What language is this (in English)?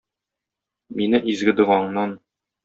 Tatar